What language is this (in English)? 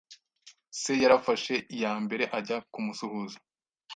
Kinyarwanda